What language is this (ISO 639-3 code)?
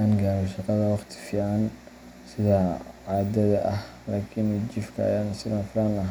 som